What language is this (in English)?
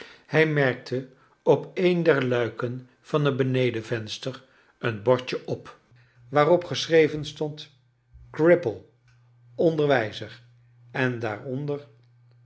Dutch